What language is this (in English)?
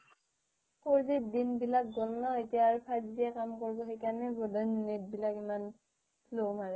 Assamese